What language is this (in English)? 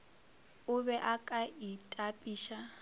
Northern Sotho